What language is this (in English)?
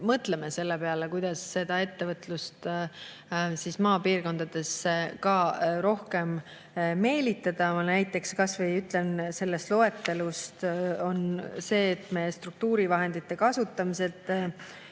Estonian